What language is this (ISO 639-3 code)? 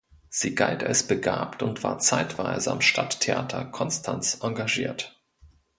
deu